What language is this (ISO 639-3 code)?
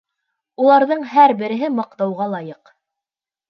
bak